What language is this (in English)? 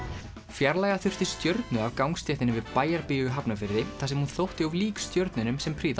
Icelandic